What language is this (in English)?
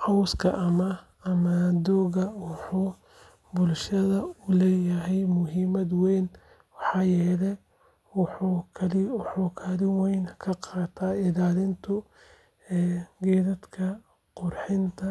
Somali